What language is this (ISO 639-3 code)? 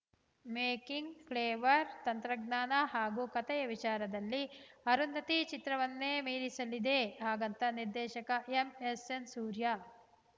kan